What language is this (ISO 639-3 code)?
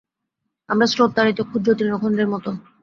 ben